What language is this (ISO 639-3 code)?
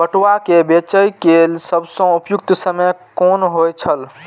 mai